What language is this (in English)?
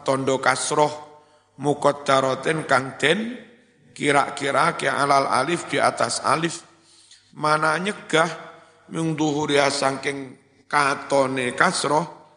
Indonesian